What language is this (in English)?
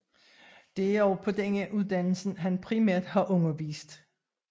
Danish